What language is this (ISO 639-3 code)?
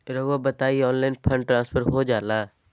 mag